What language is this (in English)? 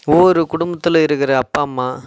Tamil